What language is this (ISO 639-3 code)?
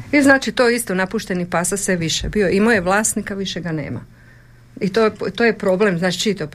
hrv